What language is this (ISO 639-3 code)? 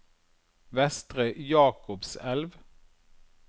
nor